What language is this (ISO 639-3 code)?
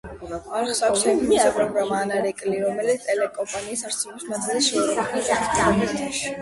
kat